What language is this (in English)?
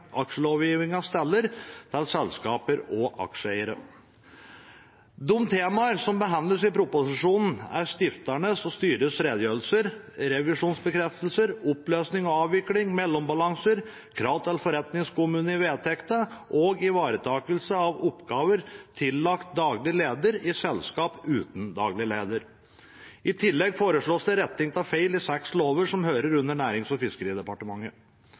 Norwegian Bokmål